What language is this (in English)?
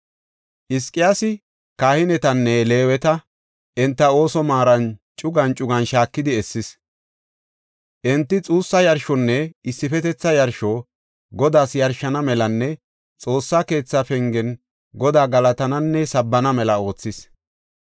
Gofa